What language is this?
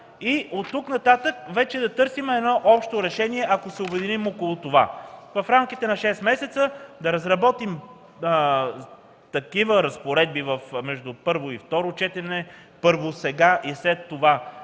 Bulgarian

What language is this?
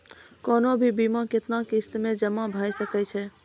Maithili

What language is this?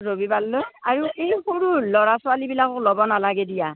Assamese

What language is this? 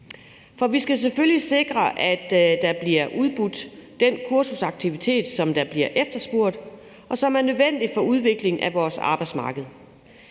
Danish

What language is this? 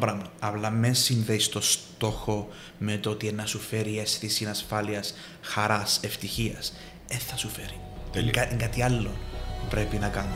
Greek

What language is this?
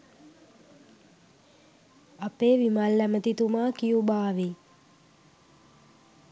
Sinhala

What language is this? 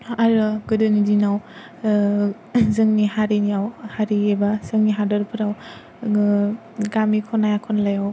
Bodo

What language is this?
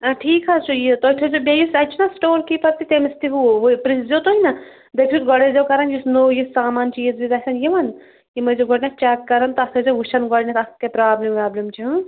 Kashmiri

